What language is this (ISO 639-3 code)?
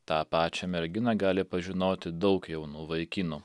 lit